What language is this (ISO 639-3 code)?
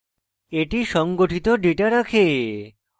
ben